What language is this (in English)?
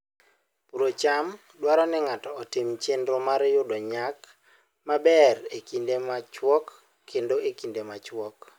Luo (Kenya and Tanzania)